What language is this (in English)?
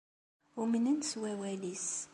Kabyle